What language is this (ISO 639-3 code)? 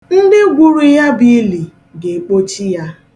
ibo